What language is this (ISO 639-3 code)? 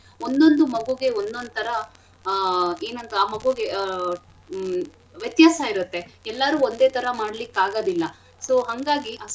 kan